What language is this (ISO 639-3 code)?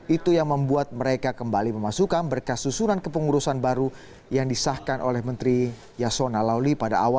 ind